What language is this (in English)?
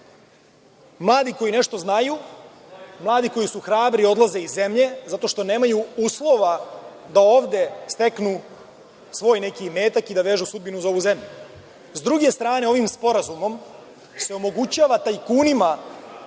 Serbian